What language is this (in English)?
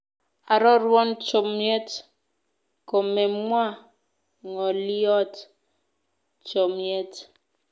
Kalenjin